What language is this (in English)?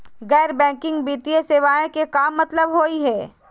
Magahi